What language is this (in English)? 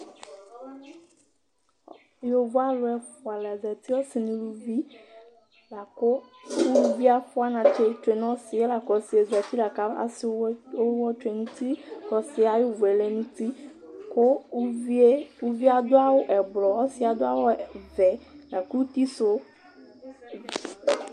Ikposo